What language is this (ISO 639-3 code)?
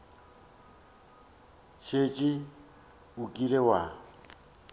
nso